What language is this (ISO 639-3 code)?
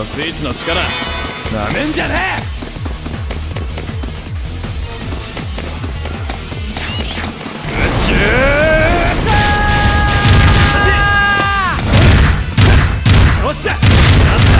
jpn